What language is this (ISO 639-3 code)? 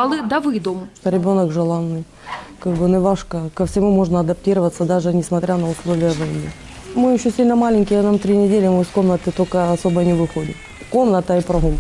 ukr